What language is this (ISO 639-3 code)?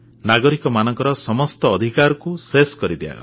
ori